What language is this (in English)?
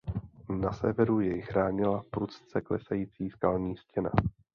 Czech